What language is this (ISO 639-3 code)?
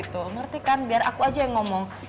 ind